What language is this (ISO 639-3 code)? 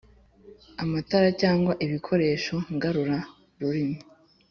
kin